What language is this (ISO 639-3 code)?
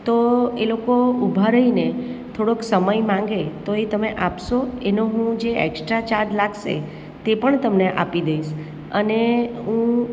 guj